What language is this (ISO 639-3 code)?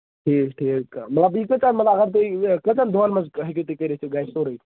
kas